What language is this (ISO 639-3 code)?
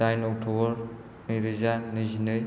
brx